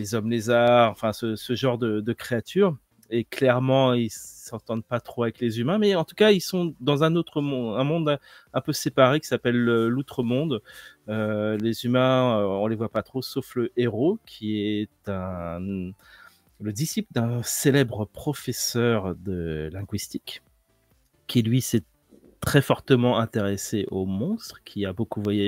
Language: French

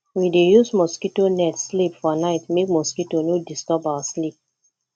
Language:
Nigerian Pidgin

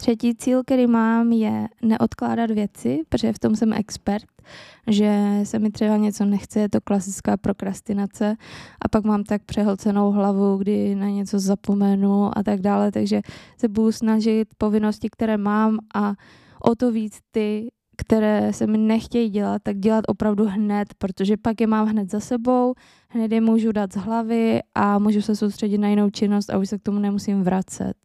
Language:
Czech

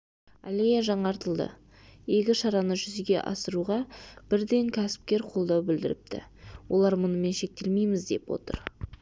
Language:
Kazakh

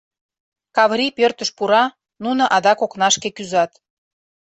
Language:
Mari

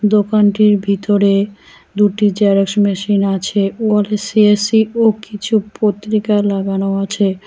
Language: Bangla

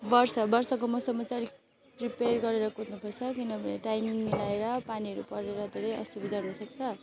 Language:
Nepali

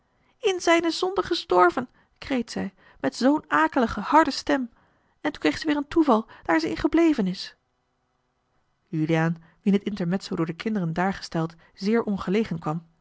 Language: Dutch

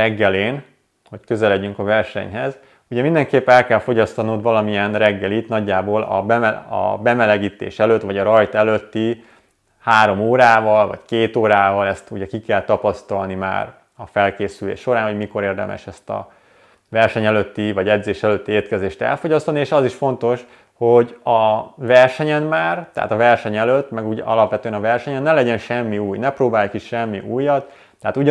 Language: Hungarian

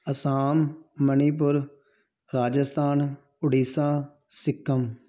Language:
Punjabi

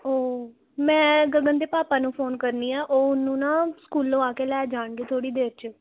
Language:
Punjabi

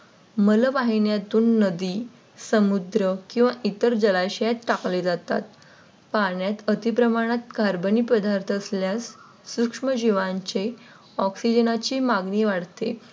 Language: Marathi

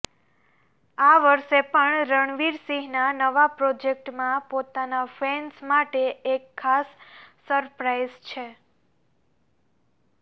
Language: Gujarati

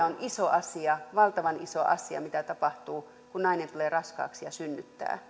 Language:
Finnish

